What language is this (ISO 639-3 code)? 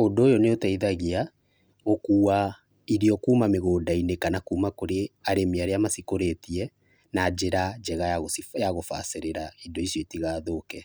kik